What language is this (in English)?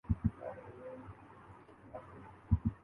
Urdu